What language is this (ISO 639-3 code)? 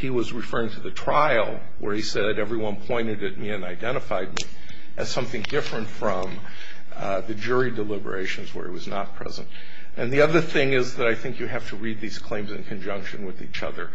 eng